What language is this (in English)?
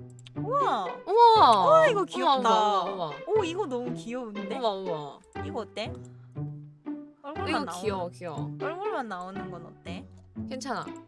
Korean